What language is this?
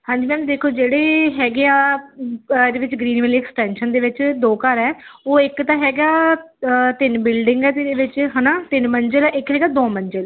Punjabi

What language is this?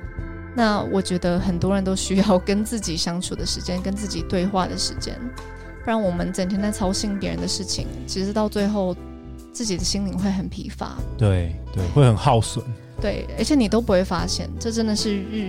Chinese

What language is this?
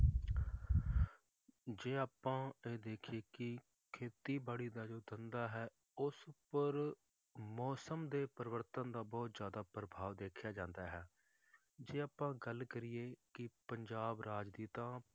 Punjabi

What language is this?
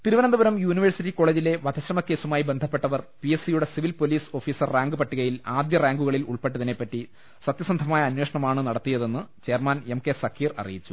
Malayalam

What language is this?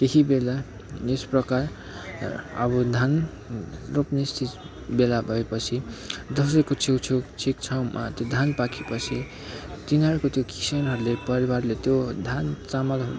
Nepali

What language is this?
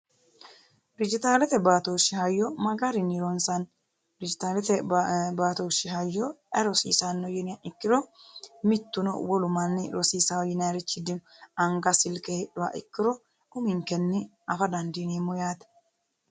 Sidamo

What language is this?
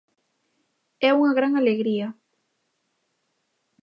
Galician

